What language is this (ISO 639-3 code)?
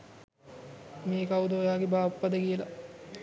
sin